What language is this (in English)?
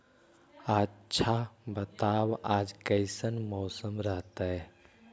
Magahi